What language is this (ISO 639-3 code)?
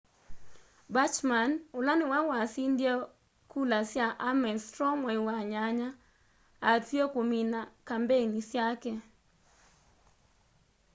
kam